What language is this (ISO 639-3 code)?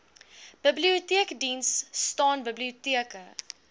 afr